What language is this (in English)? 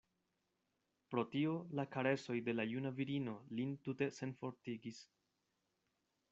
Esperanto